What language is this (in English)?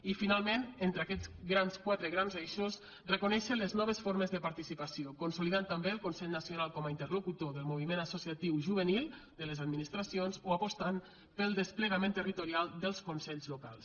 Catalan